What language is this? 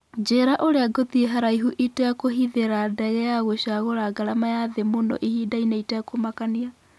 Kikuyu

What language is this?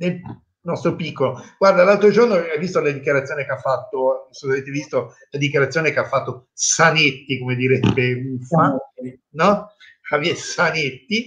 Italian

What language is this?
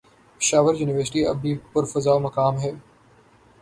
Urdu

